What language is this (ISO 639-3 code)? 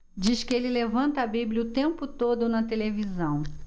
por